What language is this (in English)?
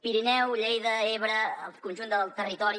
Catalan